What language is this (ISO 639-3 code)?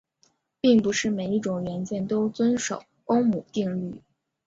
zho